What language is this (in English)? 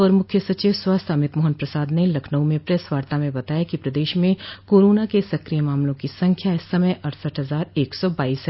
Hindi